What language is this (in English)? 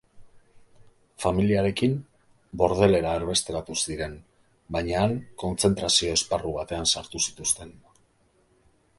Basque